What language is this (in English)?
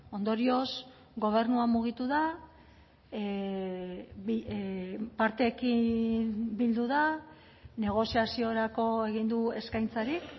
Basque